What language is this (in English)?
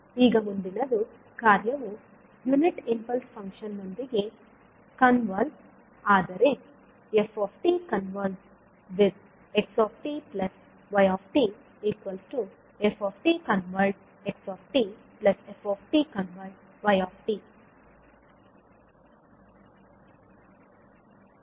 Kannada